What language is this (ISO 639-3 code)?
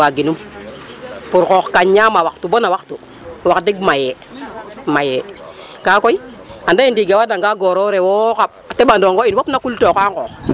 srr